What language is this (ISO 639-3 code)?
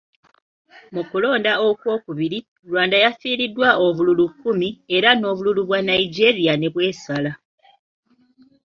lug